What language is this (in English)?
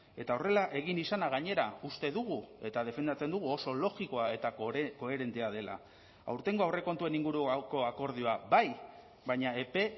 Basque